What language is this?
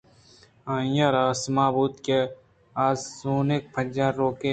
Eastern Balochi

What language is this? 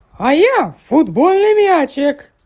Russian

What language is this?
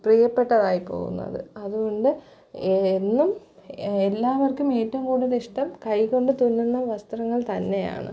Malayalam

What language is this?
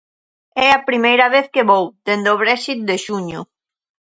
Galician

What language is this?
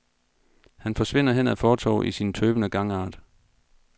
Danish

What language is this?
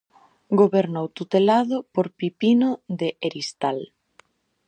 Galician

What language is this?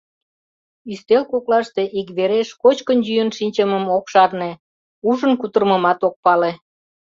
Mari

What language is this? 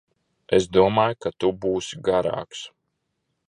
Latvian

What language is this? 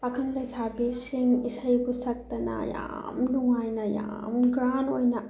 Manipuri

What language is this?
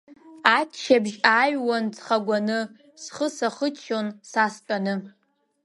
Abkhazian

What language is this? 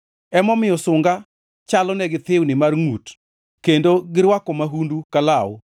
Luo (Kenya and Tanzania)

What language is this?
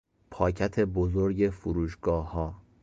Persian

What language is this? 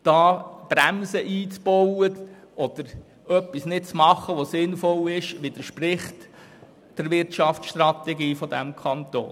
Swiss German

